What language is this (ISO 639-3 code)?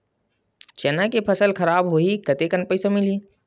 hne